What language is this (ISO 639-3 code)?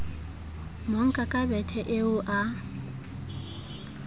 sot